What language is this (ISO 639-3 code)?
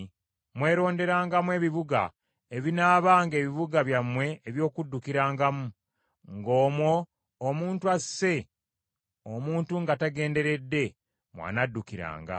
lug